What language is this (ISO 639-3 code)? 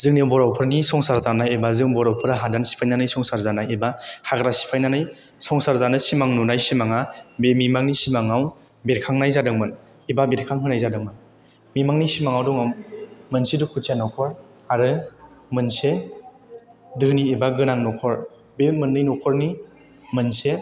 brx